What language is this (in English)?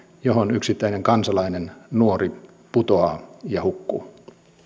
Finnish